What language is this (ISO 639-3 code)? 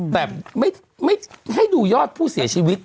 tha